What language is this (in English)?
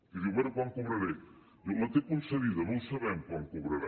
Catalan